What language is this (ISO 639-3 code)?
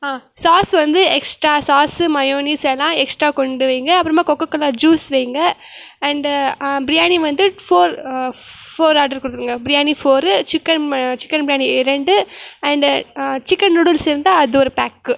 tam